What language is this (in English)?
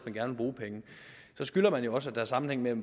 Danish